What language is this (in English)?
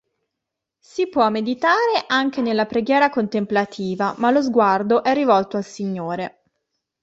Italian